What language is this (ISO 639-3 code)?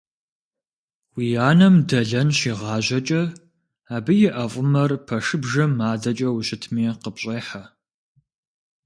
kbd